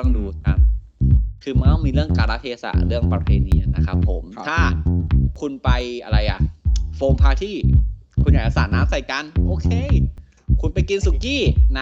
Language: Thai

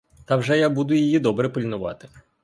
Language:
Ukrainian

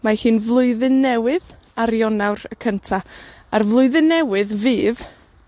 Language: Welsh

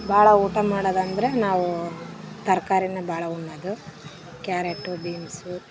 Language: Kannada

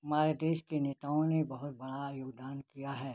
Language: Hindi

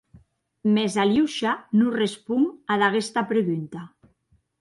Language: Occitan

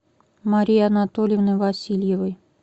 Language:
Russian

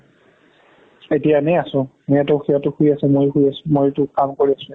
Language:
Assamese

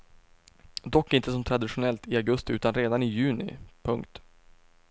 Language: Swedish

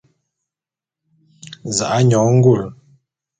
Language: Bulu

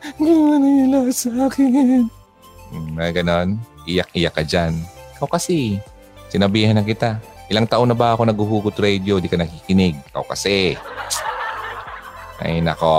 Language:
Filipino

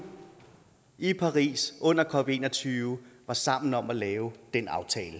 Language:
Danish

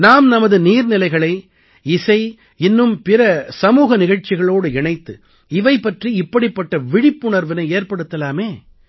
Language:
Tamil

